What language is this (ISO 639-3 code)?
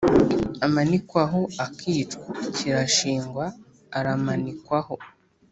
kin